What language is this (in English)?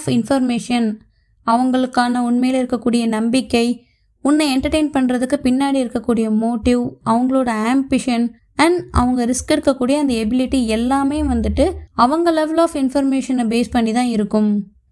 Tamil